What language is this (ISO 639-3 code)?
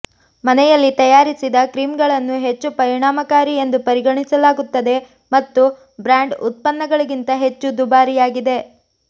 kan